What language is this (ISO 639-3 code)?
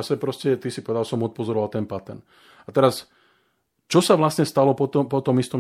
slk